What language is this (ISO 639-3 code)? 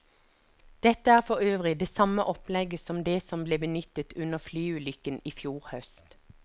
nor